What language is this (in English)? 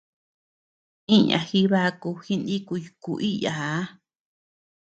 Tepeuxila Cuicatec